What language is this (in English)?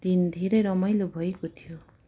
Nepali